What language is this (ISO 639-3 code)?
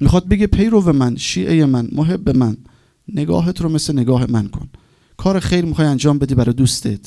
fas